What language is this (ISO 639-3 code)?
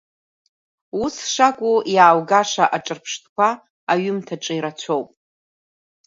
abk